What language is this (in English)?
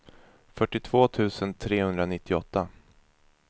Swedish